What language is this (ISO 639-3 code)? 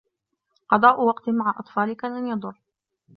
ara